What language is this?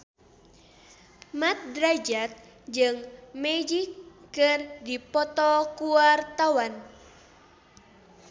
Sundanese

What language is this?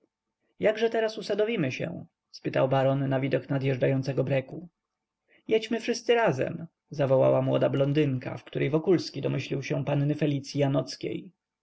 Polish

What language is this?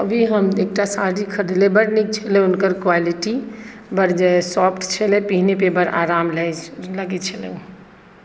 Maithili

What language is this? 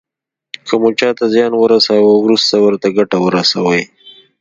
Pashto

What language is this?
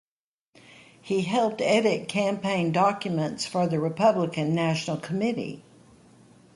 English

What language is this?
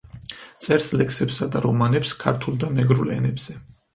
Georgian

